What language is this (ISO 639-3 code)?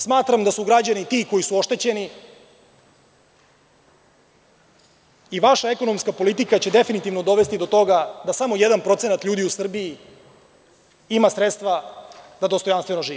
srp